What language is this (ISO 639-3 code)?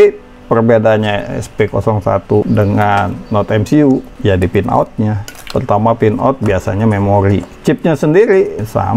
ind